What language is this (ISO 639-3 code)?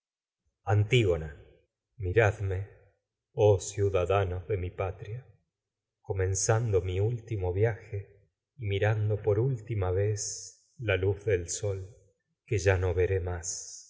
spa